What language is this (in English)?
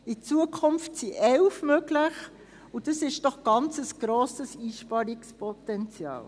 Swiss German